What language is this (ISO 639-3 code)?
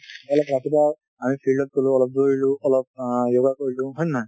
asm